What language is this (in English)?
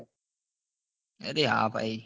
Gujarati